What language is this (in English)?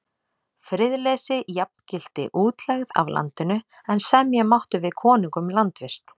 Icelandic